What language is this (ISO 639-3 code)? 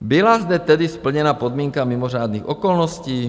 ces